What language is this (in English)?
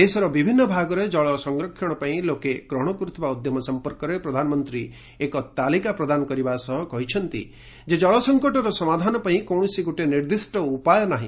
Odia